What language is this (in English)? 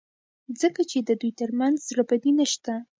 Pashto